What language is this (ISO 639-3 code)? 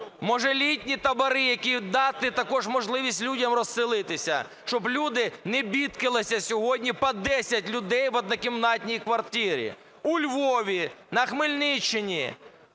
ukr